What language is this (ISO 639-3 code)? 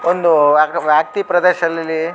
kan